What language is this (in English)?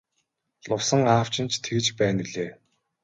Mongolian